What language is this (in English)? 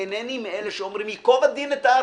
Hebrew